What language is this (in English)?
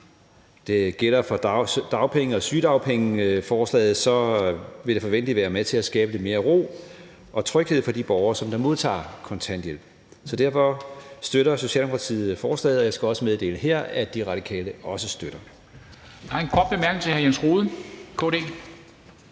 Danish